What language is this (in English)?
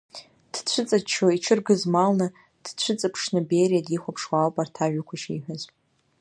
Abkhazian